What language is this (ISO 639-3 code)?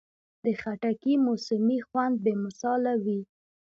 pus